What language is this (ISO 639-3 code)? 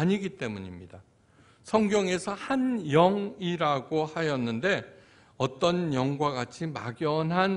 kor